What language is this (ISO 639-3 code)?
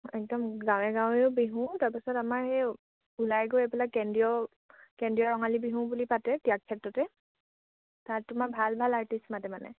asm